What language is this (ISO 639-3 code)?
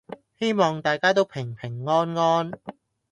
yue